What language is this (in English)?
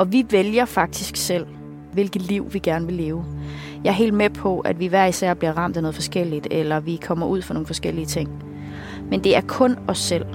Danish